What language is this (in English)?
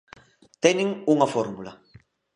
Galician